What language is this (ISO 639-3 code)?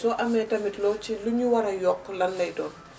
wol